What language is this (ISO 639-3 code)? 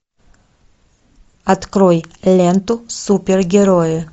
rus